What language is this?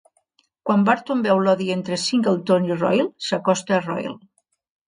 Catalan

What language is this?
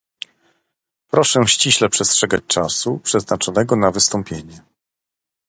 Polish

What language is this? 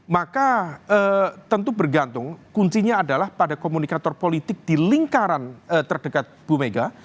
Indonesian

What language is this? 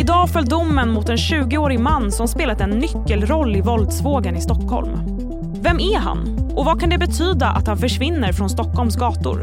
Swedish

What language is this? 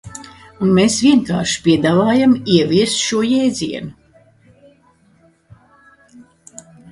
Latvian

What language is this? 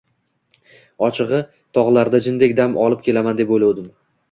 Uzbek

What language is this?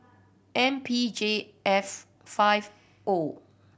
English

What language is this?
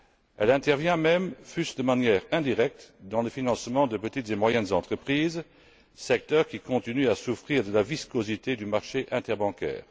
French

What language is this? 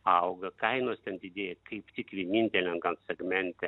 Lithuanian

